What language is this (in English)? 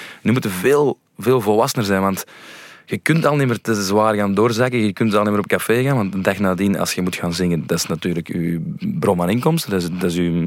Dutch